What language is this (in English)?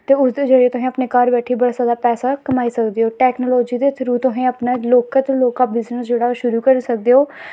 Dogri